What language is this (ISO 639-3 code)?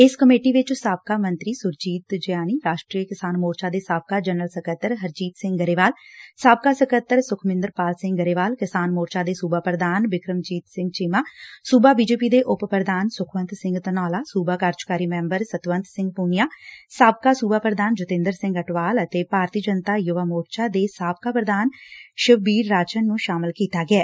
pan